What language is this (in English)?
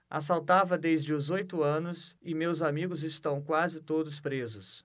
Portuguese